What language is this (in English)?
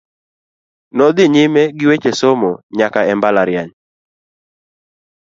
Luo (Kenya and Tanzania)